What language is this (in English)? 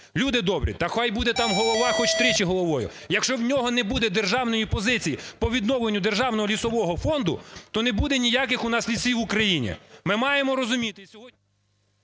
Ukrainian